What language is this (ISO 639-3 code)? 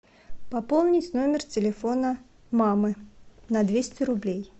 rus